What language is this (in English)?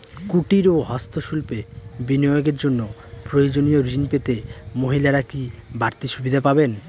Bangla